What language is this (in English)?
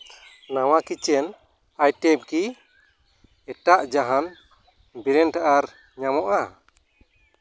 Santali